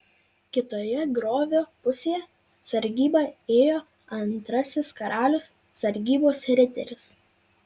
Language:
Lithuanian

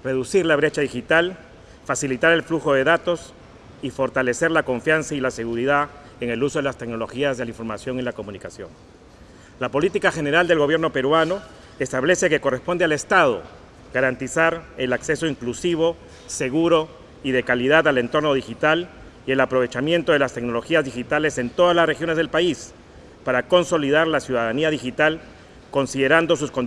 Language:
Spanish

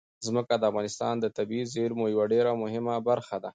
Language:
Pashto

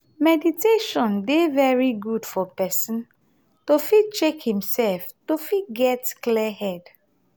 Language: Nigerian Pidgin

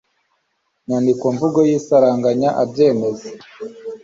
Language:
Kinyarwanda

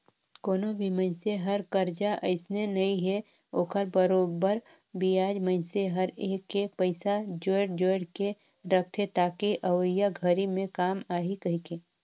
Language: Chhattisgarhi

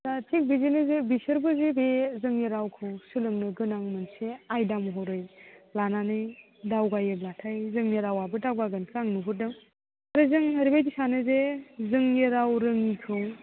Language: Bodo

